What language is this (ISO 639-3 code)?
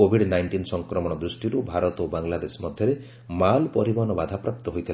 ori